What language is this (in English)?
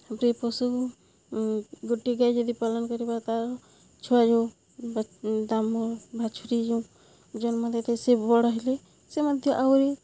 Odia